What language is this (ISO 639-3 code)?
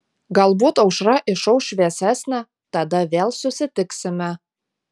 lit